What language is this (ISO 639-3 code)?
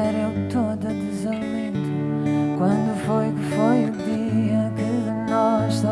por